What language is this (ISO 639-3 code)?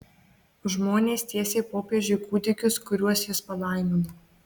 lit